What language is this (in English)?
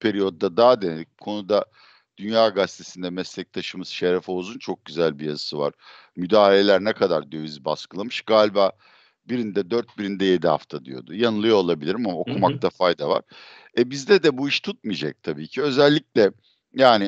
Turkish